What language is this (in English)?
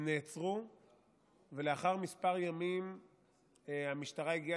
Hebrew